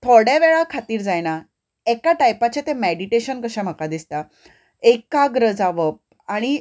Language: Konkani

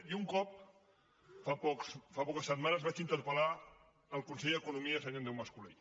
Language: Catalan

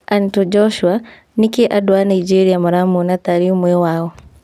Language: Kikuyu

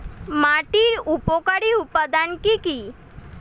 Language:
Bangla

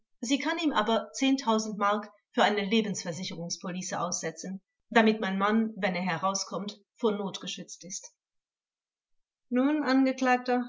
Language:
German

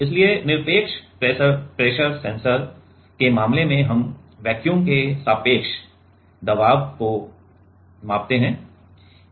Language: Hindi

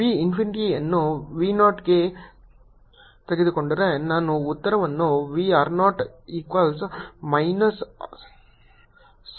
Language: Kannada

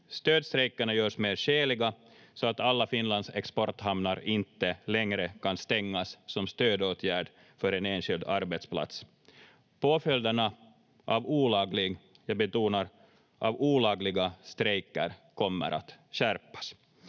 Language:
Finnish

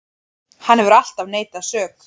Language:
Icelandic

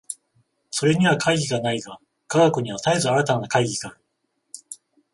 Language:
Japanese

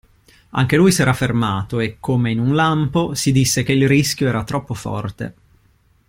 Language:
Italian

